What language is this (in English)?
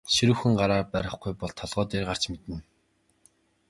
Mongolian